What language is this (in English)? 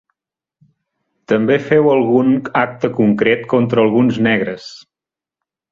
Catalan